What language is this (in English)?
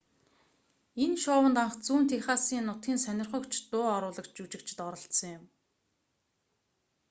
Mongolian